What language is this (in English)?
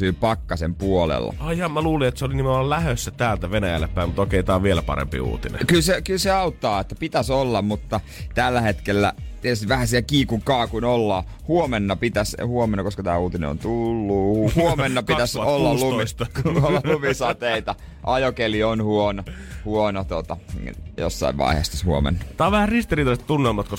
Finnish